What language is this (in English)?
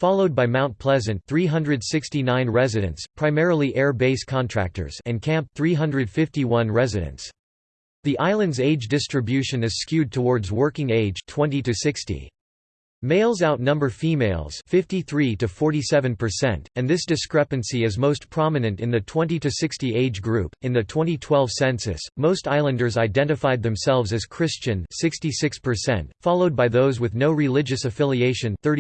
English